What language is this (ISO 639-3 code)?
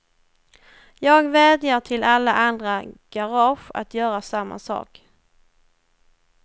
swe